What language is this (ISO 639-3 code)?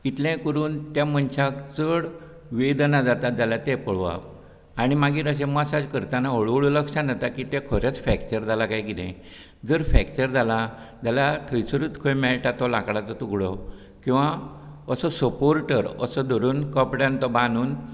kok